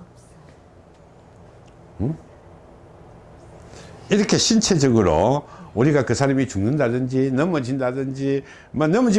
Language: Korean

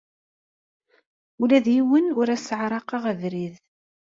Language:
Kabyle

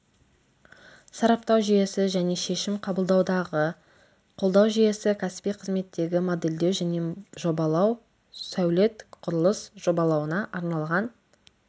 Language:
Kazakh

